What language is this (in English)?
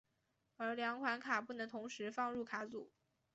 Chinese